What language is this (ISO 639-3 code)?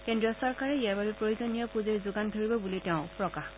asm